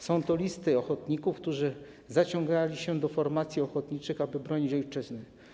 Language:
Polish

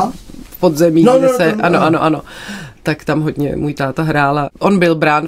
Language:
Czech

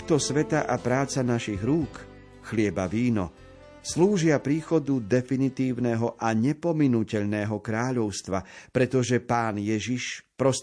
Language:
Slovak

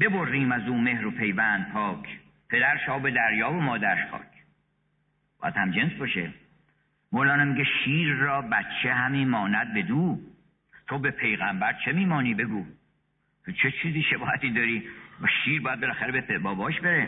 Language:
Persian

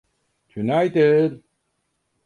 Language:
Turkish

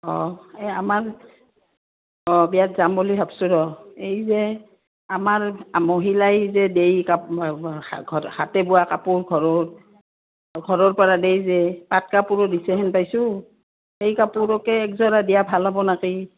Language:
Assamese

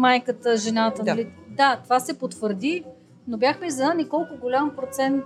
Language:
Bulgarian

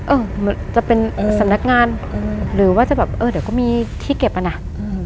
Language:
Thai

